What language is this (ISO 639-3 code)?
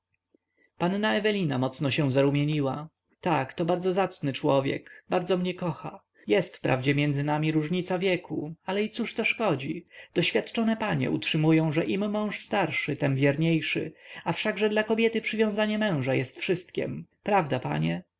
pol